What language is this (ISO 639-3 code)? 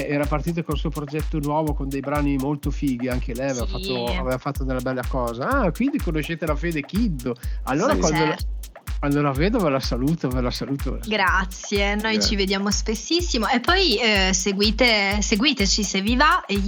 ita